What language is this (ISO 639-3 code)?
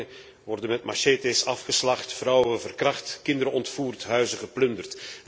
nld